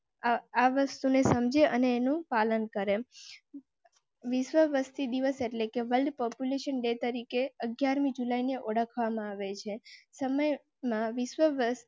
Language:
Gujarati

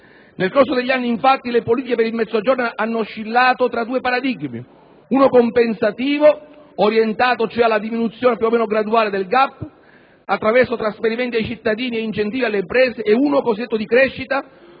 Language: Italian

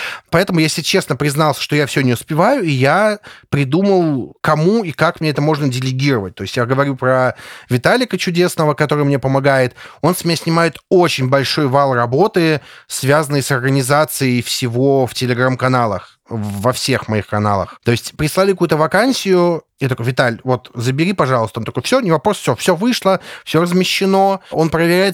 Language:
Russian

